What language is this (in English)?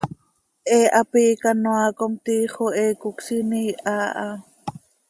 Seri